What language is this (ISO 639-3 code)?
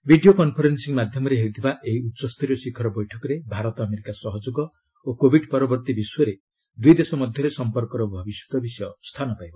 ori